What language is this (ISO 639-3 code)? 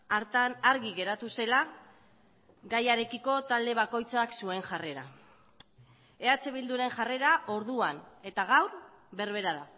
eus